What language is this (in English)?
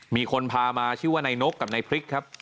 Thai